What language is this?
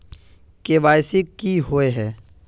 Magahi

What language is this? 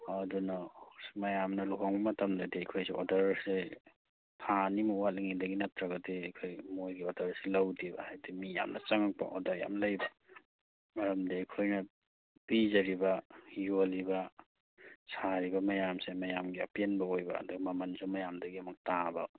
Manipuri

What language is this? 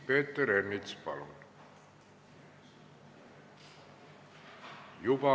Estonian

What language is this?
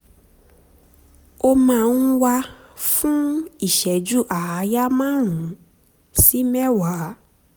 Yoruba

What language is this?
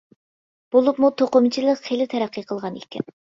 Uyghur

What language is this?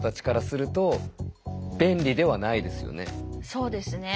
Japanese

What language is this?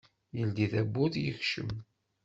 Kabyle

